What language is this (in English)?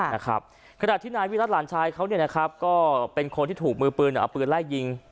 Thai